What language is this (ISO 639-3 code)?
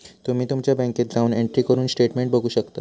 mar